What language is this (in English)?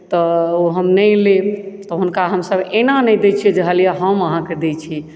Maithili